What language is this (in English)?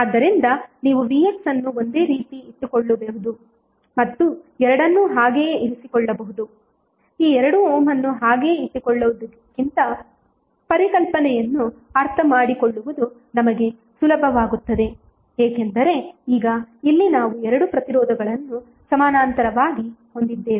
Kannada